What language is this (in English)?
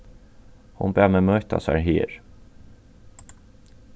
Faroese